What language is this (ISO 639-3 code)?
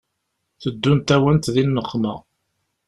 kab